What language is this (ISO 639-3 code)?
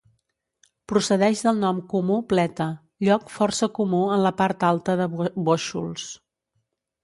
cat